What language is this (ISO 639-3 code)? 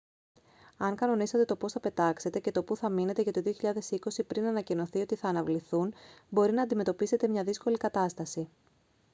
ell